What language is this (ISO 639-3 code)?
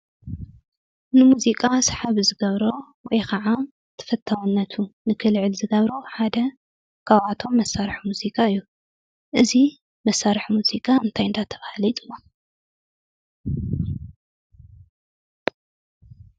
tir